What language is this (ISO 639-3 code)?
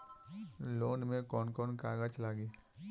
bho